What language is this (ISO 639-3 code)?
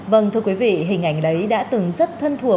vie